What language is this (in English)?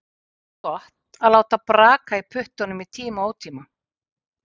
Icelandic